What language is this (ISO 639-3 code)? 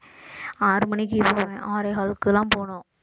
tam